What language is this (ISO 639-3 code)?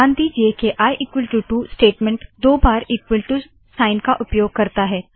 hin